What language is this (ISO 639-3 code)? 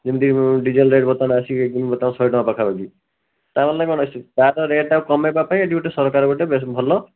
ori